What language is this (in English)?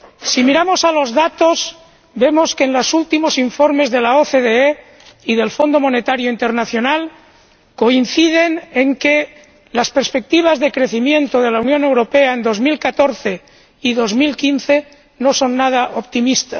Spanish